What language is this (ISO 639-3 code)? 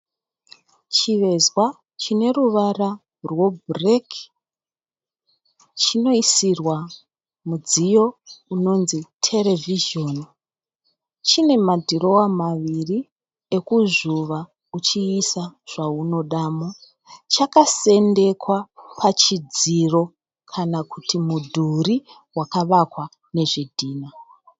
sna